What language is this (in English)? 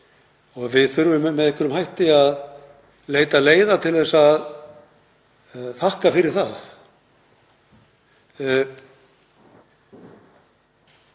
Icelandic